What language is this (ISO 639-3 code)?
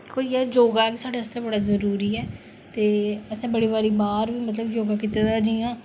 doi